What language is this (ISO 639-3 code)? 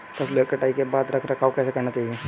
hin